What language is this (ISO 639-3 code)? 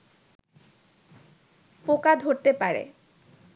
ben